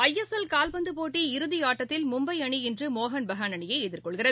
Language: Tamil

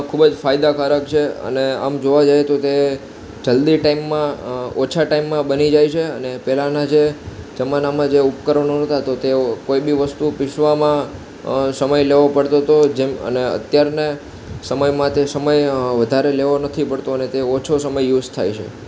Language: Gujarati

